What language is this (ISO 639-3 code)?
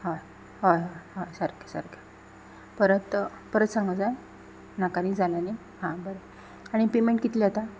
kok